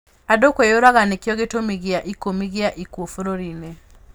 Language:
Kikuyu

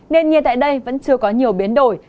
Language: Vietnamese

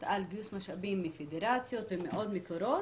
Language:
Hebrew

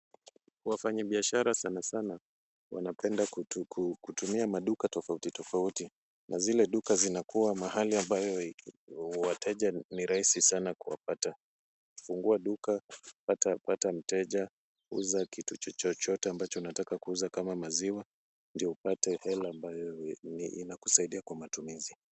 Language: Swahili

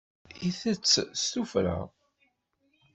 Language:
Kabyle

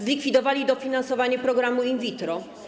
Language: Polish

